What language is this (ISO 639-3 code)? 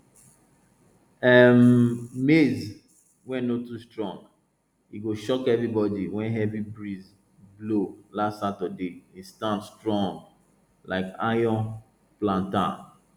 pcm